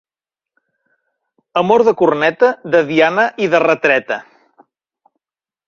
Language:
Catalan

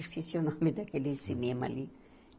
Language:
Portuguese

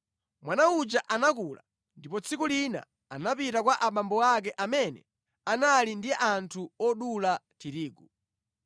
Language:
Nyanja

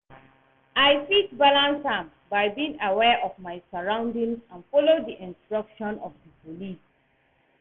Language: Nigerian Pidgin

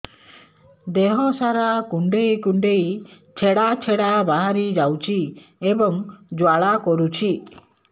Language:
Odia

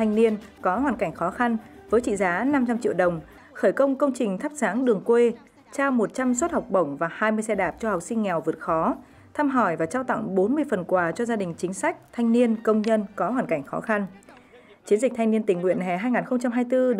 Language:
Vietnamese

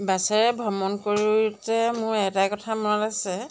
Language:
Assamese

